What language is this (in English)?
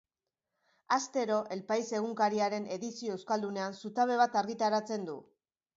Basque